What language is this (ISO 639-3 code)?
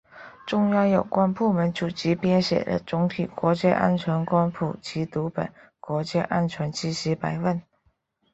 zho